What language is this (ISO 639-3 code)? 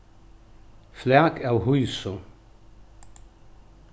fao